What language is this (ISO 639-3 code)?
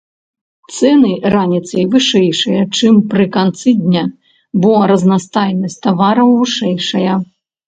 bel